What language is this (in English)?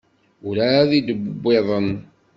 Kabyle